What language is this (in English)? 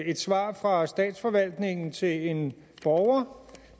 Danish